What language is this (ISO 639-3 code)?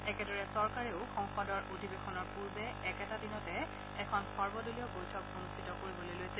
asm